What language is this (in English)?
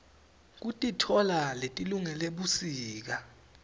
Swati